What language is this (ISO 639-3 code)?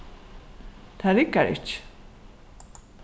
fao